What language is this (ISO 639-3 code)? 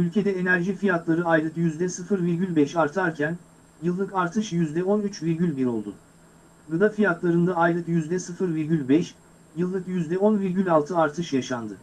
tur